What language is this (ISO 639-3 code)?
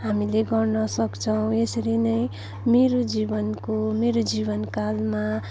nep